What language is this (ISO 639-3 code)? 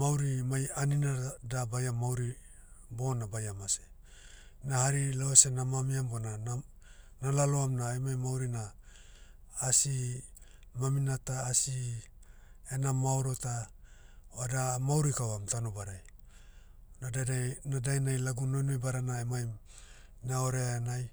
meu